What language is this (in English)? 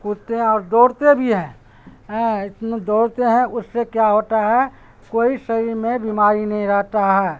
Urdu